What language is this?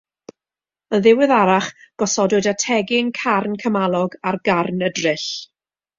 Welsh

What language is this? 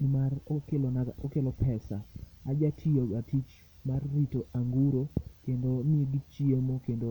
Luo (Kenya and Tanzania)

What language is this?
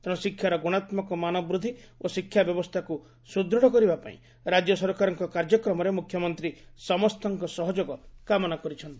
Odia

